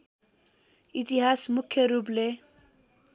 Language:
Nepali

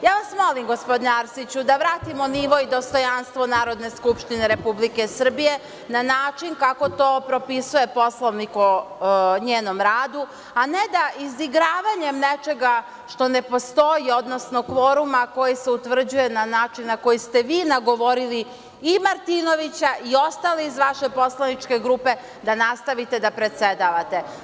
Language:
Serbian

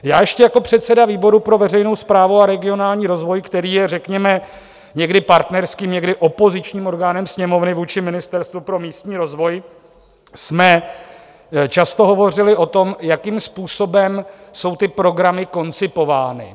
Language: Czech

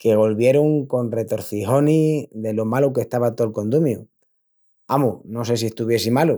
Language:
Extremaduran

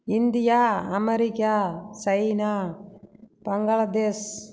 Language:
Tamil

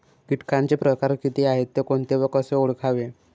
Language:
Marathi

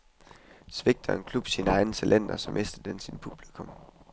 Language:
Danish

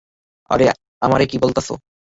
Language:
Bangla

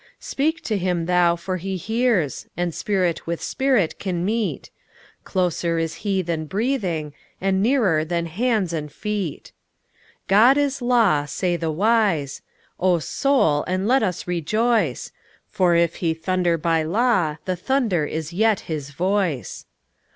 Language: English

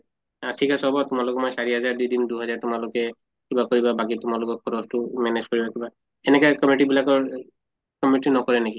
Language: Assamese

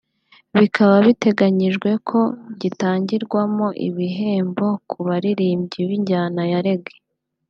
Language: Kinyarwanda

